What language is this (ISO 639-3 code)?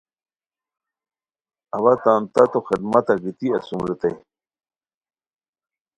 khw